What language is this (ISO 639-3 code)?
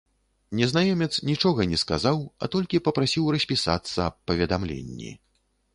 bel